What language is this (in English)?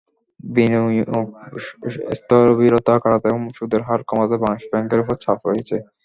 Bangla